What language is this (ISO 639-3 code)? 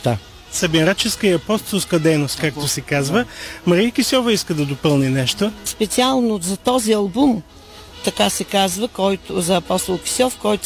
bul